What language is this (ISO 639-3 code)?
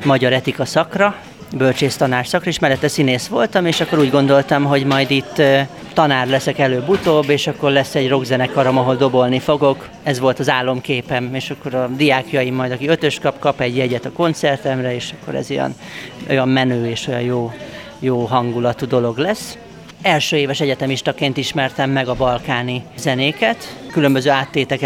hun